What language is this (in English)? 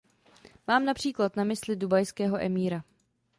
Czech